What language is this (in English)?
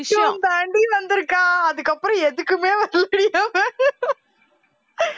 Tamil